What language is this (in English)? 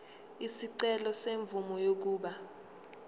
Zulu